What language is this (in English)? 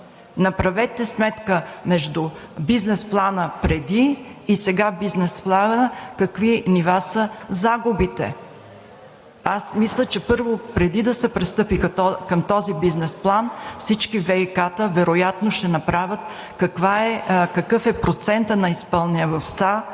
Bulgarian